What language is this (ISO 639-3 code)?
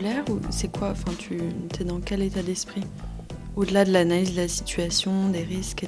fra